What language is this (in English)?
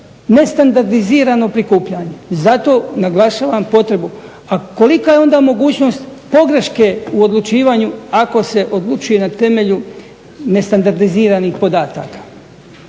Croatian